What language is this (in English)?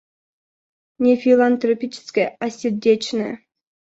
Russian